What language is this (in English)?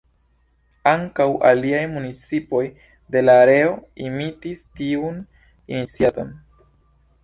Esperanto